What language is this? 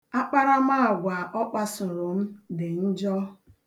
Igbo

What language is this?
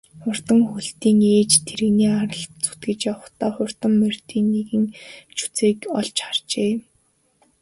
Mongolian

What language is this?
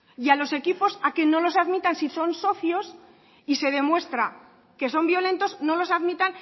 Spanish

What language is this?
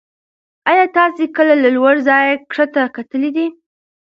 Pashto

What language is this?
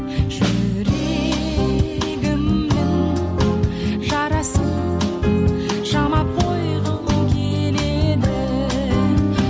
Kazakh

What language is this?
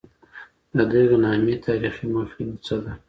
Pashto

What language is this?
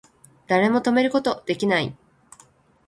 Japanese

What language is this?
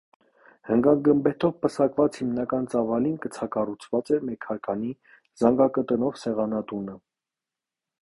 Armenian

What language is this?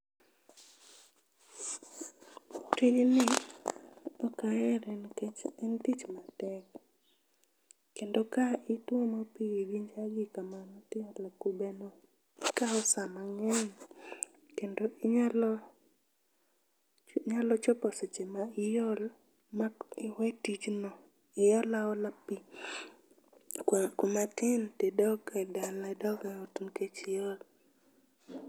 Luo (Kenya and Tanzania)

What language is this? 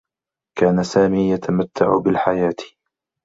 Arabic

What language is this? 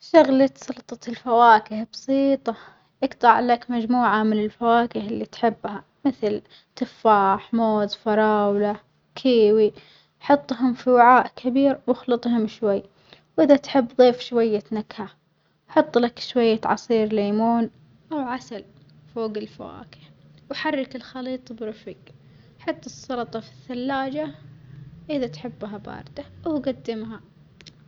Omani Arabic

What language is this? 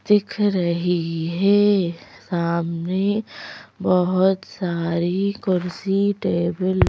Hindi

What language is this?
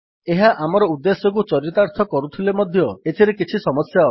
Odia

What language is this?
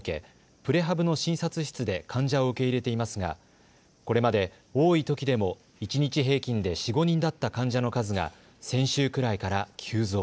Japanese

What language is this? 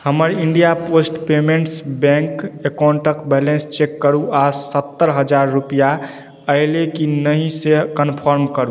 Maithili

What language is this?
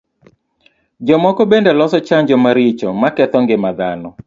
Luo (Kenya and Tanzania)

